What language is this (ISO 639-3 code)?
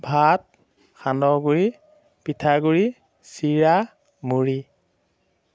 asm